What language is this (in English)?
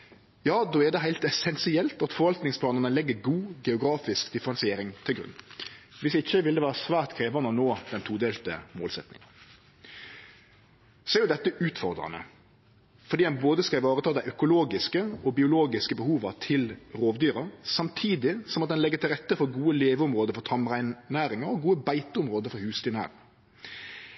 Norwegian Nynorsk